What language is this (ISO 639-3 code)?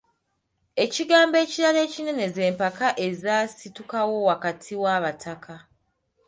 lug